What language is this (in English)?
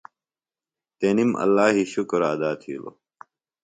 Phalura